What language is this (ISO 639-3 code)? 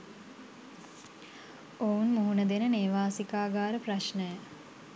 sin